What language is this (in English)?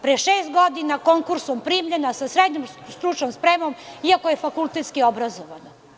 Serbian